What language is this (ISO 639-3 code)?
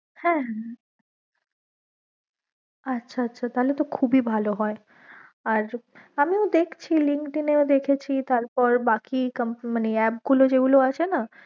ben